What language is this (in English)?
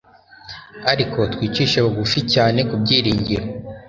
Kinyarwanda